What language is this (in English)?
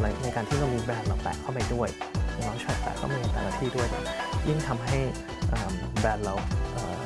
Thai